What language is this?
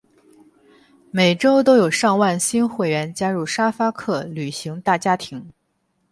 Chinese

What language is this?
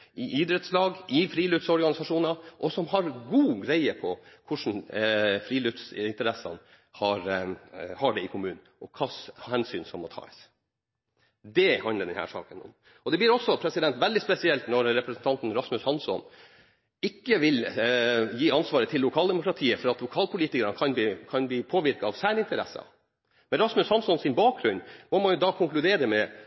Norwegian Bokmål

